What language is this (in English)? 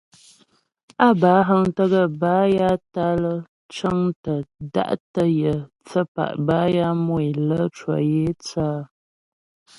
Ghomala